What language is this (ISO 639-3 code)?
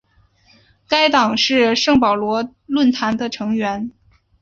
zho